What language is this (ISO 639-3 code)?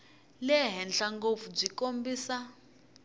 tso